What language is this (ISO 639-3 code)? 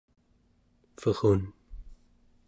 esu